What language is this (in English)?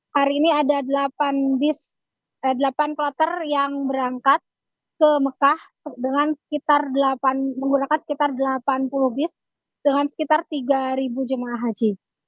Indonesian